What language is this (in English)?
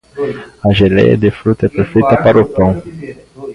Portuguese